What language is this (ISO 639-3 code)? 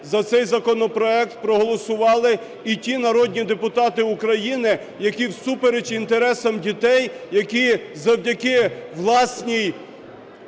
ukr